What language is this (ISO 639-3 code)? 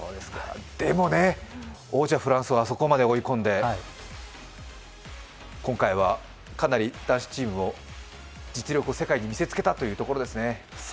jpn